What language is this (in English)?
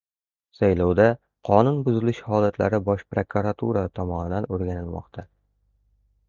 Uzbek